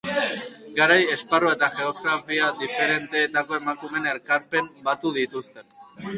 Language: Basque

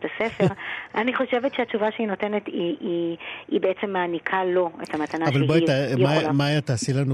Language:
Hebrew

